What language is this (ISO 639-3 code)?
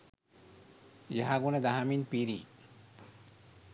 sin